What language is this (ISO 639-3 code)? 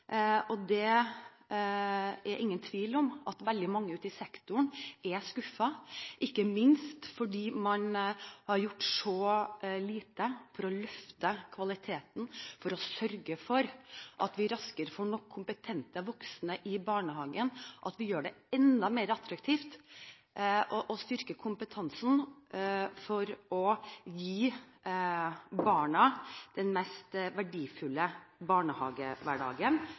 nob